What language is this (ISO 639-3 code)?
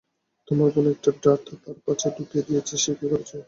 ben